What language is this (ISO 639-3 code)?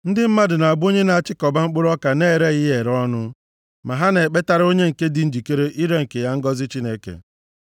ibo